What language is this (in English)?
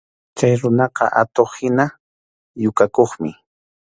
Arequipa-La Unión Quechua